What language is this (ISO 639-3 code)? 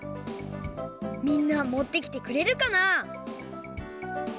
jpn